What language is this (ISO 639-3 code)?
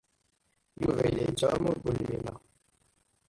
kab